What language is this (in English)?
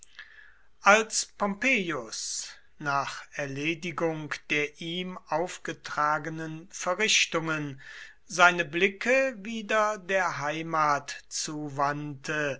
German